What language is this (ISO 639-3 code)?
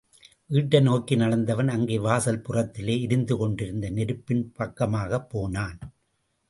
tam